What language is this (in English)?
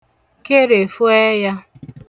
Igbo